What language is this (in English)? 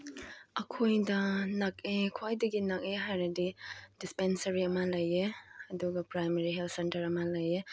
Manipuri